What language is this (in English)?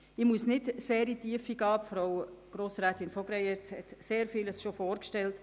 Swiss German